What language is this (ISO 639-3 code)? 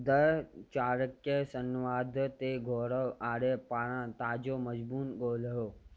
snd